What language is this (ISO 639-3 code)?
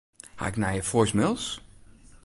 fry